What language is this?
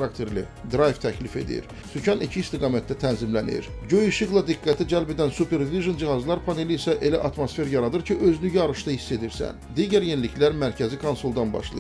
Turkish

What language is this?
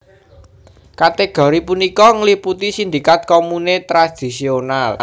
Javanese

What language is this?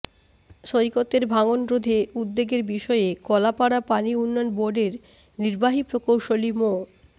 Bangla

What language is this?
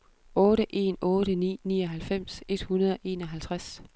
Danish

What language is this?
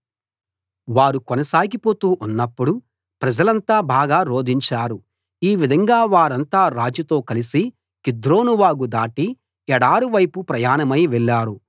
Telugu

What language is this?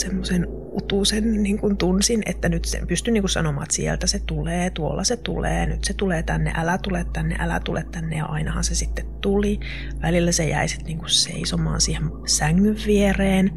Finnish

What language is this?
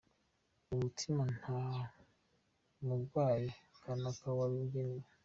Kinyarwanda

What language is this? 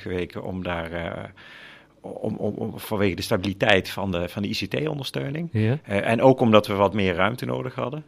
Dutch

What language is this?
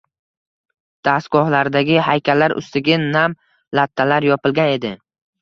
Uzbek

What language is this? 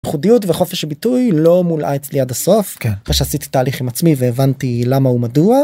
Hebrew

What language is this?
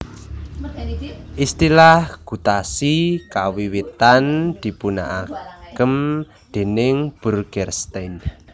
Javanese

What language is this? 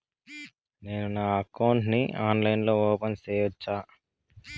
Telugu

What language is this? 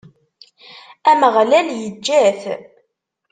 Kabyle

